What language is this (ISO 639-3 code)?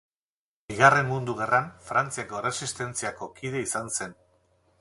eus